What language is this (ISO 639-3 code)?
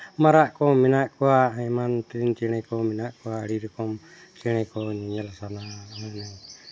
sat